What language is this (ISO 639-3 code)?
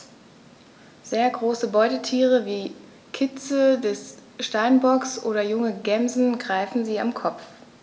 deu